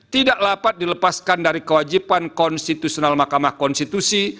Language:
Indonesian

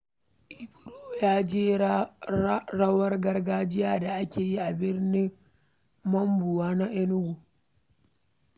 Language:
Hausa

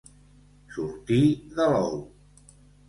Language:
Catalan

